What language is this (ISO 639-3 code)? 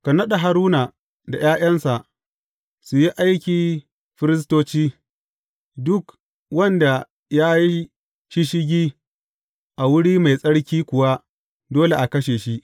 hau